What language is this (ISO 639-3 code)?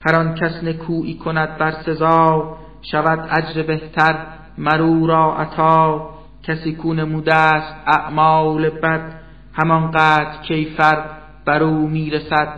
fas